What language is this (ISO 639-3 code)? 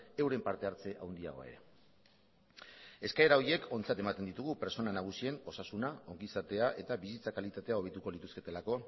eus